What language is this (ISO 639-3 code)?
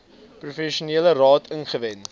afr